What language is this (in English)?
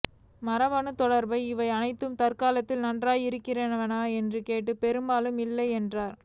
Tamil